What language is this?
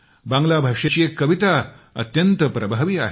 Marathi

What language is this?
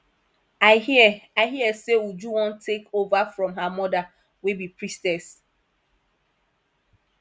Nigerian Pidgin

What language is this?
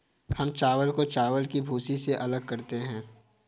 Hindi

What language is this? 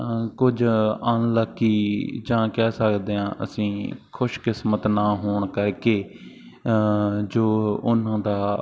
Punjabi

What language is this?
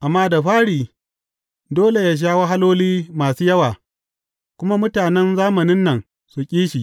Hausa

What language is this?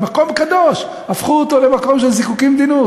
Hebrew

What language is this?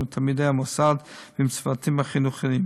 Hebrew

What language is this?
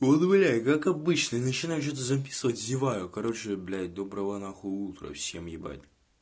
Russian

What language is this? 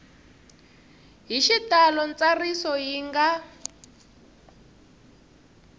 Tsonga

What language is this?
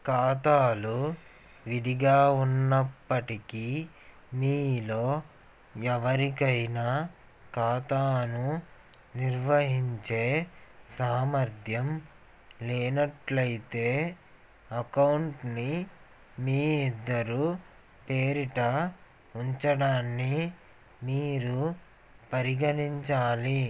Telugu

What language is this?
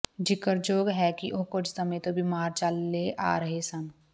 Punjabi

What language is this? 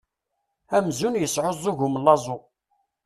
Kabyle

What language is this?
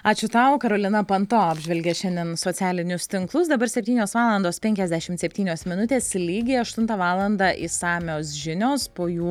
Lithuanian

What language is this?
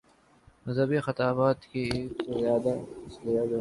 Urdu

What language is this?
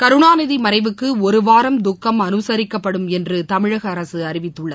Tamil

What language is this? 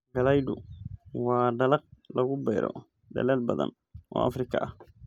Somali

